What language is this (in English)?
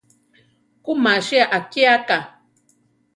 Central Tarahumara